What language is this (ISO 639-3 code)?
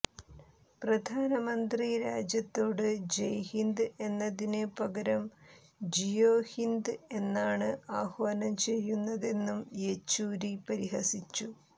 mal